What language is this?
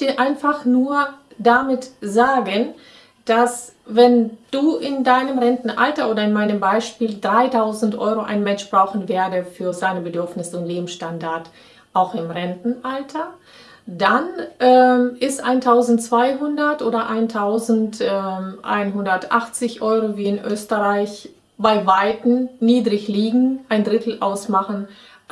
German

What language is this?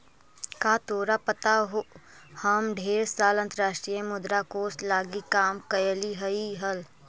Magahi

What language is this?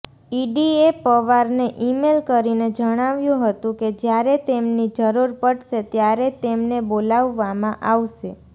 Gujarati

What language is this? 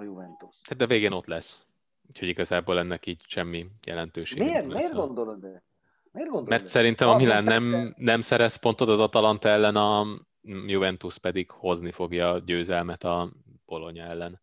Hungarian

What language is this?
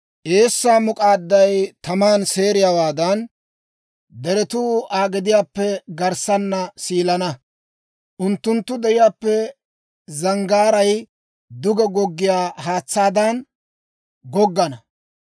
Dawro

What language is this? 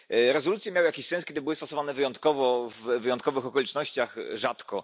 Polish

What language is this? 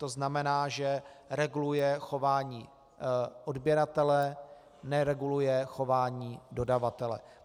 Czech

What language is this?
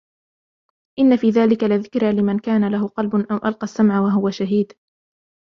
Arabic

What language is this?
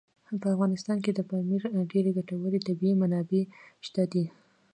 Pashto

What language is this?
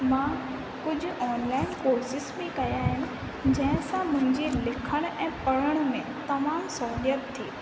Sindhi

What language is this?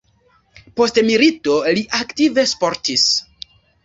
Esperanto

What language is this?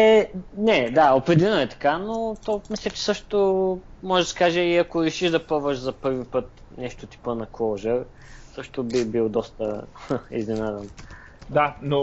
Bulgarian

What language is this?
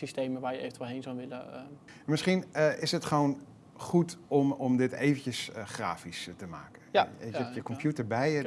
Dutch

